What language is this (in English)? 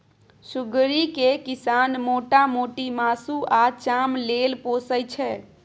Maithili